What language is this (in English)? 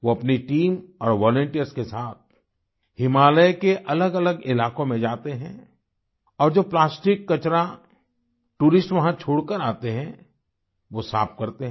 Hindi